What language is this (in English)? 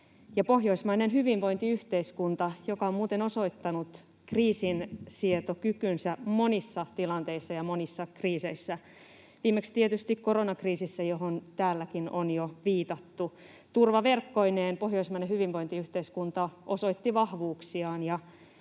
Finnish